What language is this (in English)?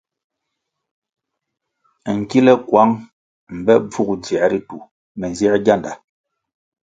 Kwasio